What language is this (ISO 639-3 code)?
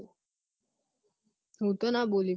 guj